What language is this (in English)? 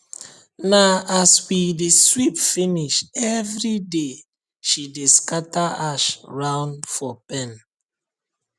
Nigerian Pidgin